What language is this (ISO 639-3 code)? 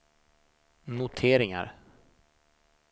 swe